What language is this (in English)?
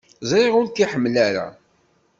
Kabyle